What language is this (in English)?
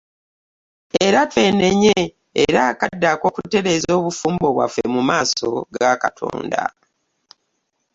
Ganda